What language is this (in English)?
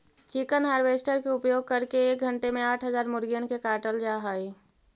Magahi